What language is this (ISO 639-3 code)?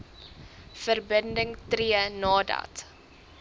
afr